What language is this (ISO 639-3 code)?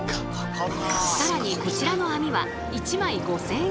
jpn